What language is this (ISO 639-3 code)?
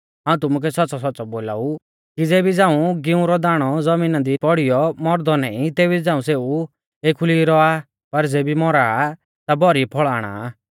bfz